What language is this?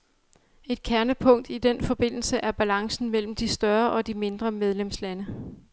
Danish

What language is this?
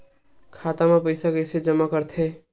Chhattisgarhi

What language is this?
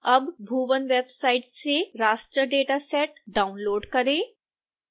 Hindi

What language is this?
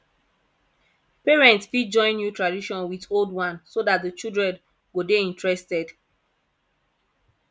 Nigerian Pidgin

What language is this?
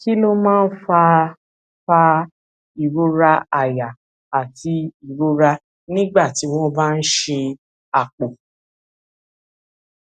Yoruba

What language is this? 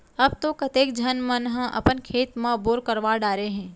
Chhattisgarhi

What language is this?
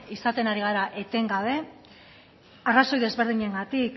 Basque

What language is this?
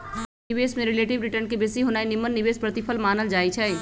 Magahi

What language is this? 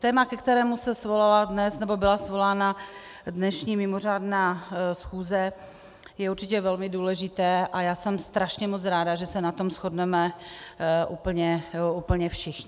Czech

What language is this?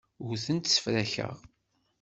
Kabyle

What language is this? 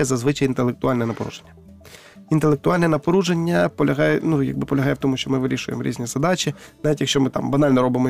Ukrainian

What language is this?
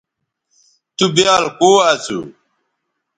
Bateri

